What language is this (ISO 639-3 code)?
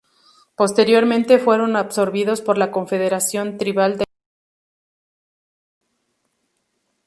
spa